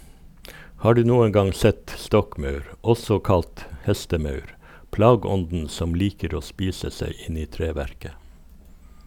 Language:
Norwegian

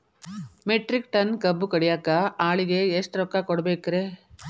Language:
Kannada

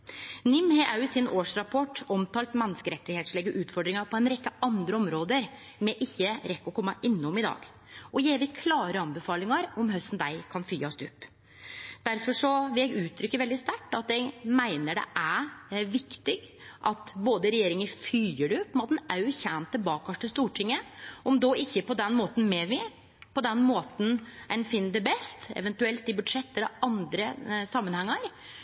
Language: Norwegian Nynorsk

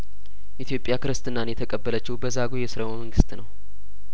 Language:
Amharic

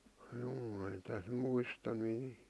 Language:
Finnish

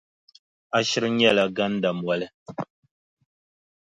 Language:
Dagbani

